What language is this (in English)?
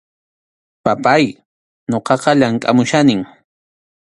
Arequipa-La Unión Quechua